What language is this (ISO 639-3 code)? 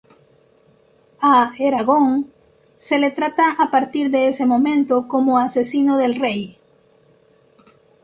spa